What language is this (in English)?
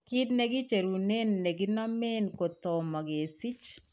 Kalenjin